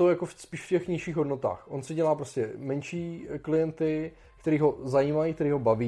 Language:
Czech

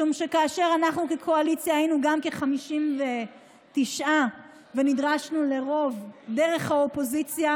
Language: Hebrew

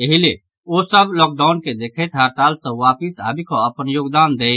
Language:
Maithili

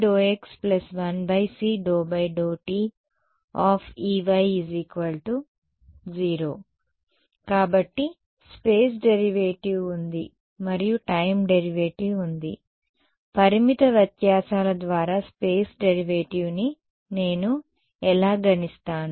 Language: Telugu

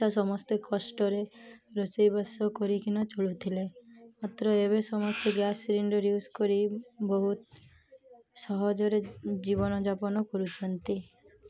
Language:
Odia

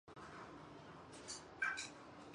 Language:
Chinese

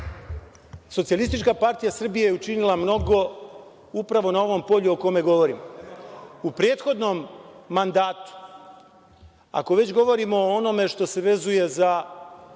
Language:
Serbian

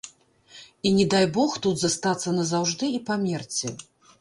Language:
Belarusian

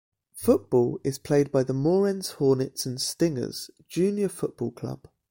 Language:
English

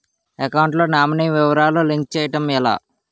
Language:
Telugu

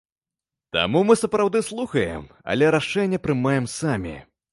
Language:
Belarusian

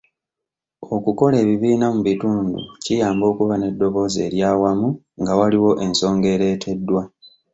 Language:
Ganda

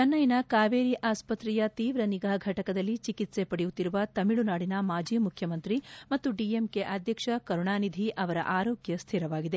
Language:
Kannada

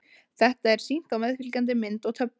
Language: Icelandic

